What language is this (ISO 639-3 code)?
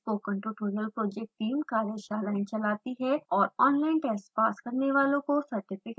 hin